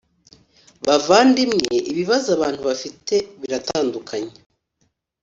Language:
Kinyarwanda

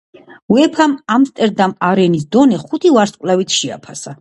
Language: Georgian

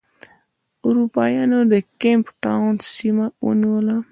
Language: Pashto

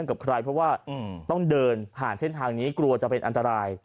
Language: Thai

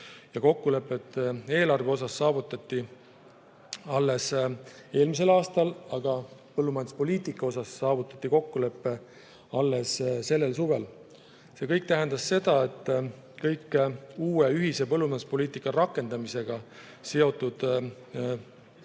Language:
Estonian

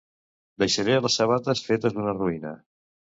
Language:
Catalan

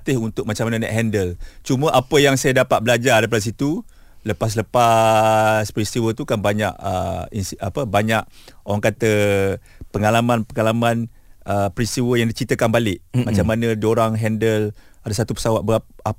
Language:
Malay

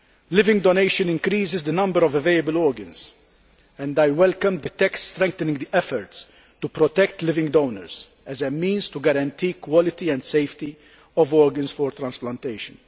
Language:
English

